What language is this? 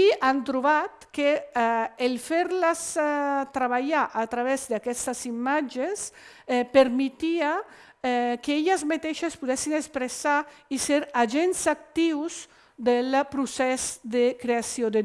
Italian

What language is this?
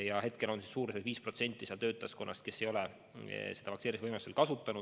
Estonian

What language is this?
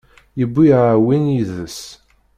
Kabyle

